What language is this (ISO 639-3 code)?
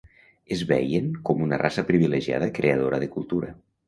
cat